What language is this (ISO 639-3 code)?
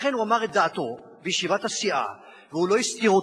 heb